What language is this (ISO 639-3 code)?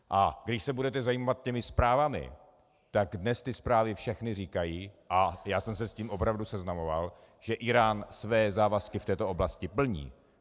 ces